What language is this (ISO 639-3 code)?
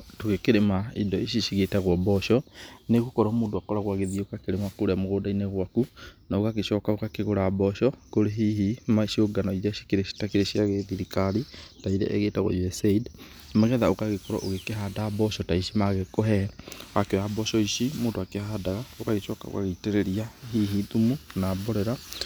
kik